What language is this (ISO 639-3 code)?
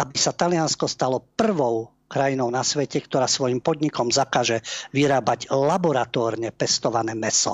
slk